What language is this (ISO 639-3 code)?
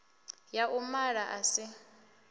ven